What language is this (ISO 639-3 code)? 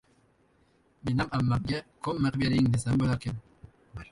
uzb